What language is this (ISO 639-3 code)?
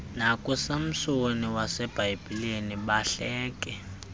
xho